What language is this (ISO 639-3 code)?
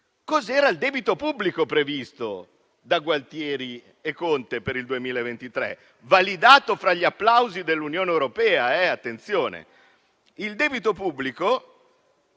ita